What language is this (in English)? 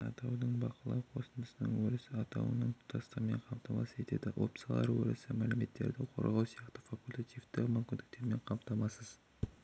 Kazakh